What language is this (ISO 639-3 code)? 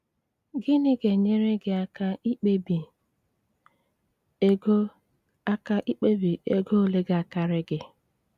ibo